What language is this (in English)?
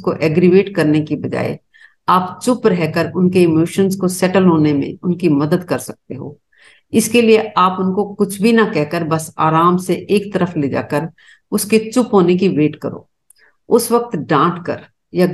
Hindi